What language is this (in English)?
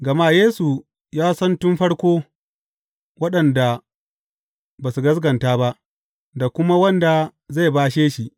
Hausa